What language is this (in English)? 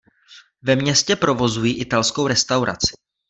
Czech